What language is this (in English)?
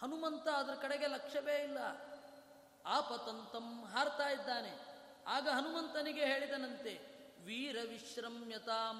Kannada